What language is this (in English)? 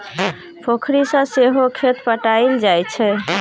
Maithili